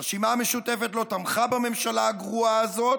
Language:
Hebrew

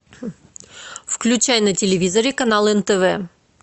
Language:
Russian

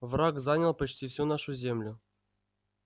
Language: Russian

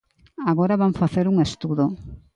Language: Galician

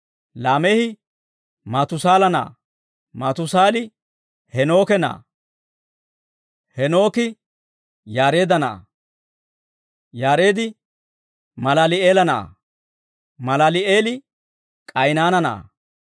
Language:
Dawro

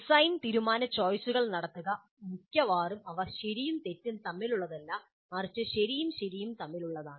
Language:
Malayalam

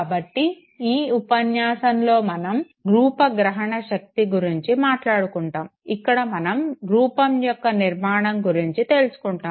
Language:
Telugu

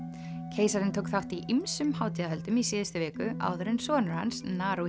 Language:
Icelandic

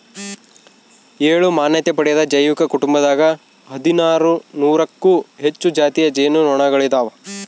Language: Kannada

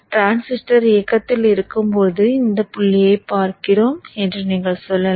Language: Tamil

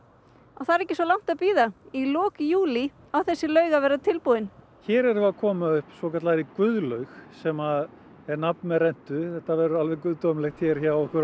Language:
Icelandic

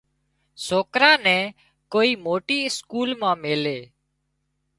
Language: Wadiyara Koli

